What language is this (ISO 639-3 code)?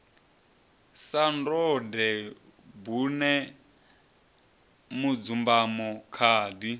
ven